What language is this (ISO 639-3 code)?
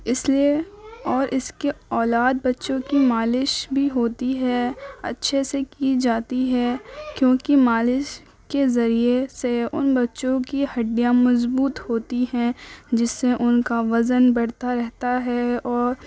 urd